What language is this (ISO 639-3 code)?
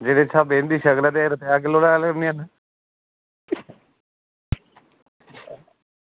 doi